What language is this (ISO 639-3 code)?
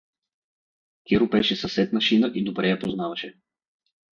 bul